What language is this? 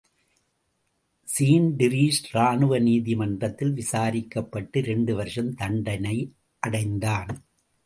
Tamil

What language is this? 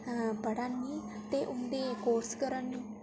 Dogri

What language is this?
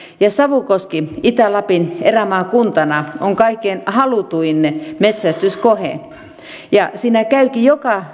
Finnish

